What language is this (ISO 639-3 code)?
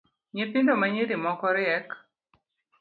luo